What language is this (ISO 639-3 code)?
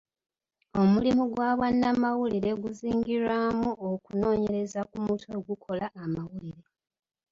lug